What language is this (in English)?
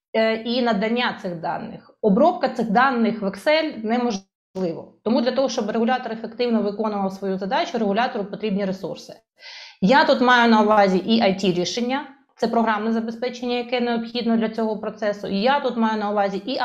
Ukrainian